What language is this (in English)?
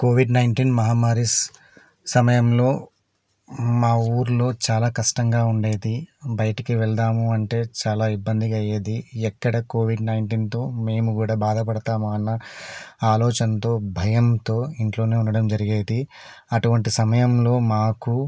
Telugu